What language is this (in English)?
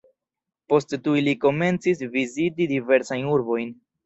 Esperanto